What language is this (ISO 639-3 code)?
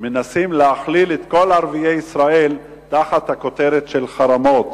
heb